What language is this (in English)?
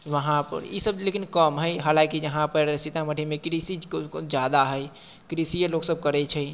Maithili